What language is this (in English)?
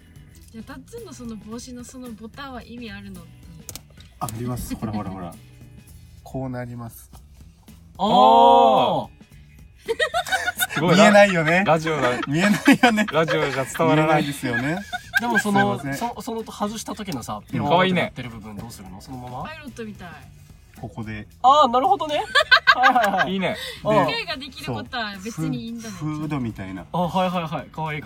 Japanese